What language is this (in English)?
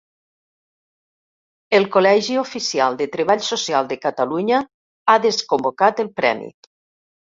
Catalan